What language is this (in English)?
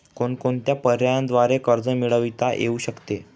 Marathi